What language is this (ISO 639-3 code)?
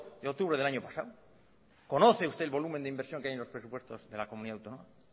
spa